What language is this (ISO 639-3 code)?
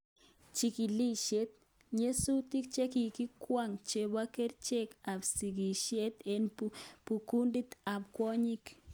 kln